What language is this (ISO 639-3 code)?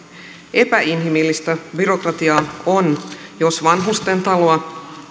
fin